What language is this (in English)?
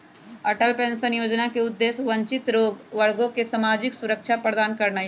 Magahi